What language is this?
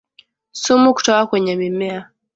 Swahili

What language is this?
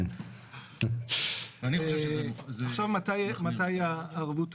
Hebrew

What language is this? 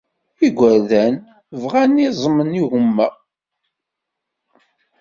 Kabyle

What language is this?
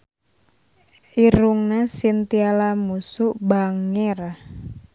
Sundanese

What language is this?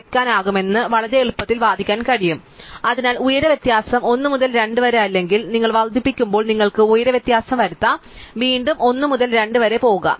Malayalam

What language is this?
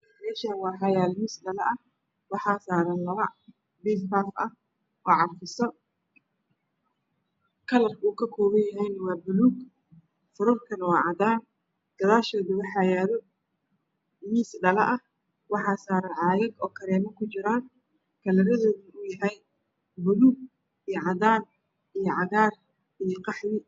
Somali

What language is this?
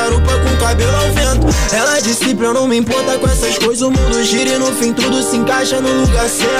Portuguese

